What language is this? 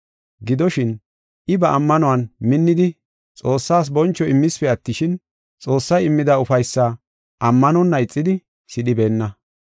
Gofa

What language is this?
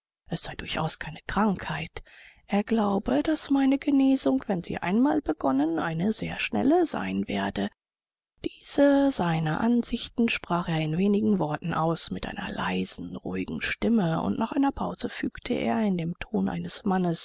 German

